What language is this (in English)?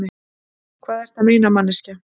Icelandic